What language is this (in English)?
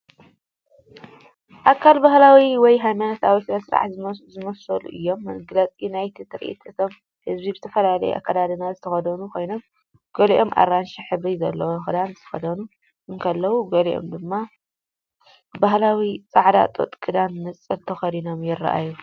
Tigrinya